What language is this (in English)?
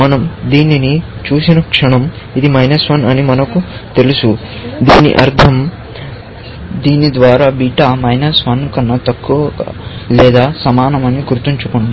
Telugu